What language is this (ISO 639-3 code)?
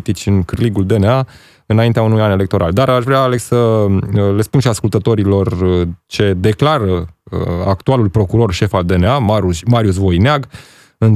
ron